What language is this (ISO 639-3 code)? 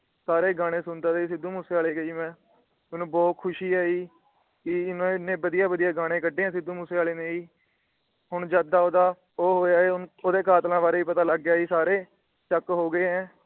pan